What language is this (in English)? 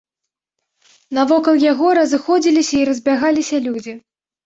Belarusian